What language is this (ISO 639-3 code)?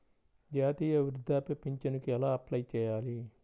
tel